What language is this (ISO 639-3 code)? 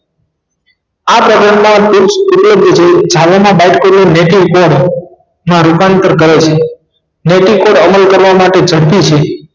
guj